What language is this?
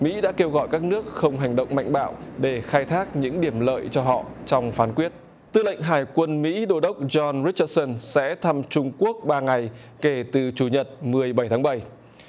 Vietnamese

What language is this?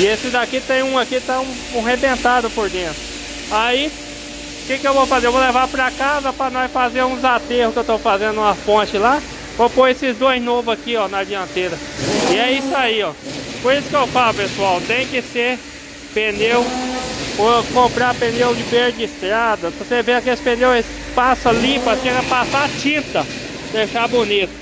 Portuguese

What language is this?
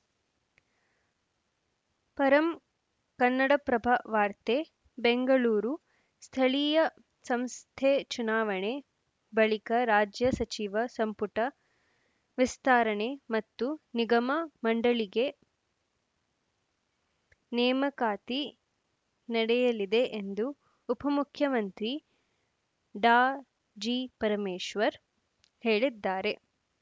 Kannada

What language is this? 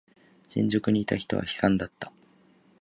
Japanese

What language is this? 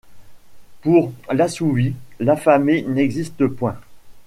French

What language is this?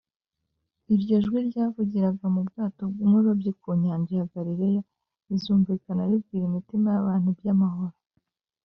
Kinyarwanda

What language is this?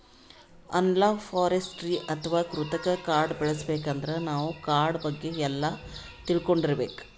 Kannada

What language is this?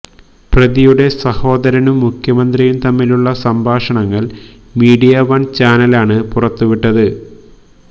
Malayalam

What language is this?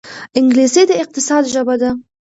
Pashto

